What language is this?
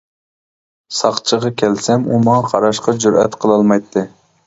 Uyghur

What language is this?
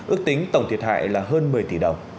Vietnamese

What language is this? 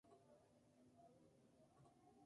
Spanish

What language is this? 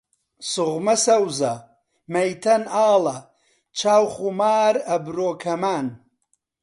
Central Kurdish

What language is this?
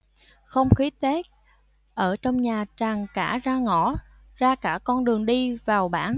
Vietnamese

